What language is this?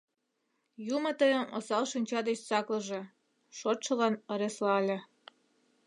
Mari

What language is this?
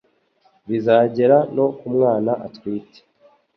Kinyarwanda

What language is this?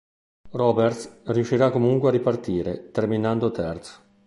Italian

